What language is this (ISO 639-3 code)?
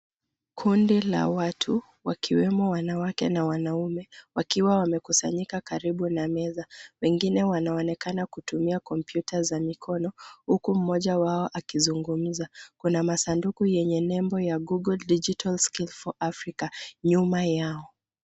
swa